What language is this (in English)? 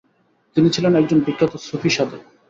Bangla